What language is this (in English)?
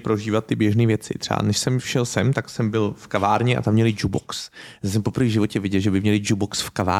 Czech